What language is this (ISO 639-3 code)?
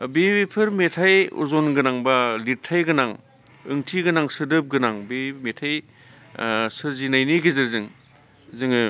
brx